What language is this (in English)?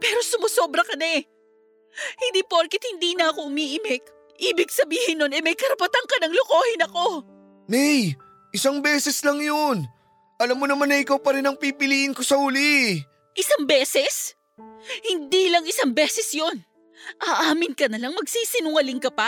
Filipino